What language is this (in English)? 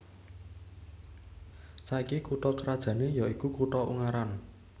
Javanese